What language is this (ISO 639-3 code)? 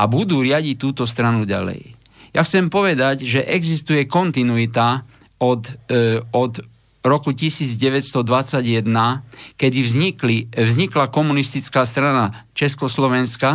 slk